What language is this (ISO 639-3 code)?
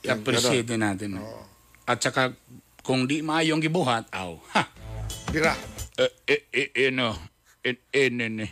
fil